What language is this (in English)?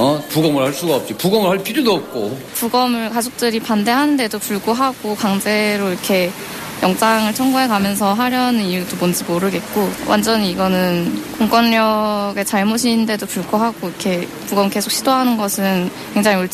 Korean